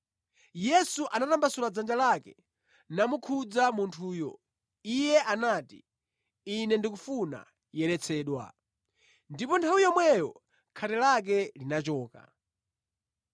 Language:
Nyanja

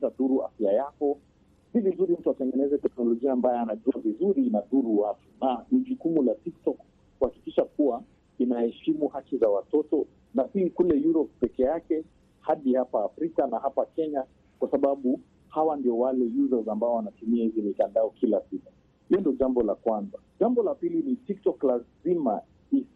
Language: Swahili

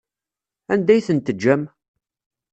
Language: Kabyle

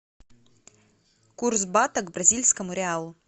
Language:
Russian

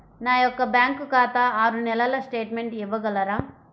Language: Telugu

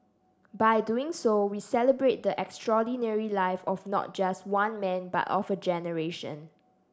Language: English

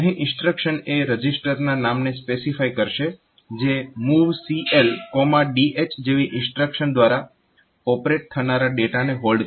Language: Gujarati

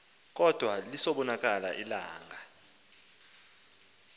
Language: Xhosa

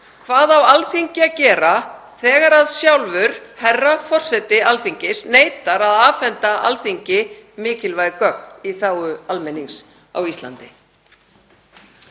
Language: Icelandic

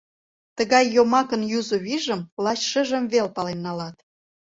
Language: Mari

